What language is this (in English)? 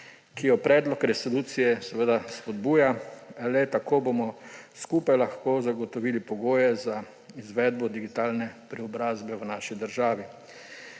Slovenian